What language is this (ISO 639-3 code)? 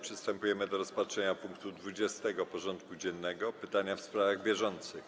pol